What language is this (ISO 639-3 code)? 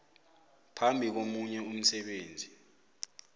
nbl